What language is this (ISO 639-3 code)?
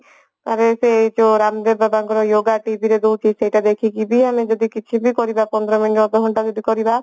ori